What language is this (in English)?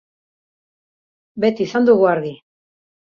Basque